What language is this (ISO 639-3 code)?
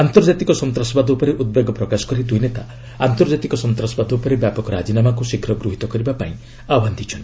ori